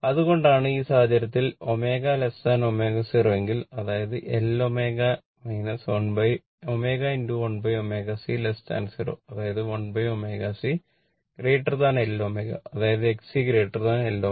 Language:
Malayalam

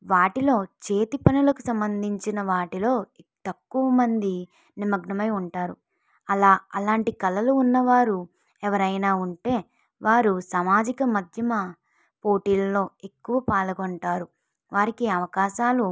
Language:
Telugu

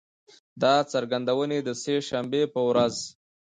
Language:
Pashto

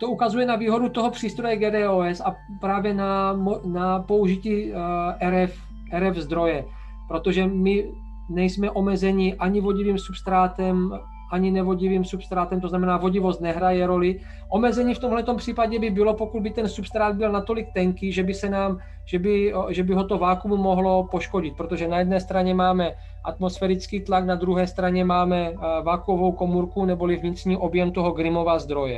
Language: Czech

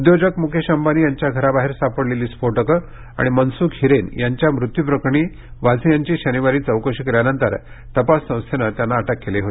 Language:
Marathi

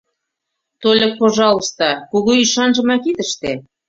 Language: Mari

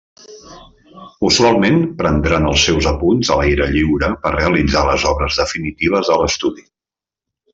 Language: Catalan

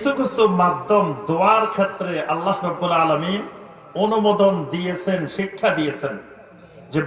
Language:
Bangla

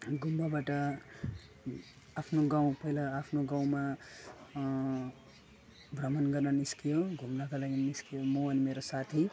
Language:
Nepali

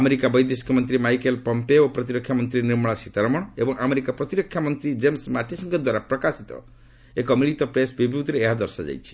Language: Odia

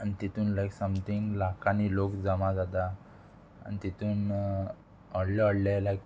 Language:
Konkani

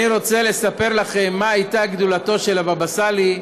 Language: Hebrew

